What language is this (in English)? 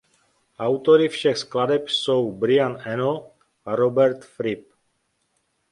Czech